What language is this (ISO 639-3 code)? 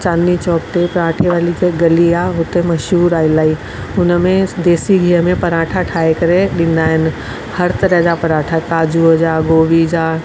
snd